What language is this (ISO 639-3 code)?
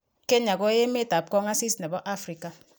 kln